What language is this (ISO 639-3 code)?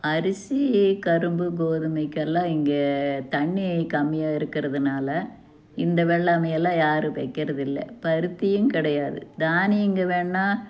tam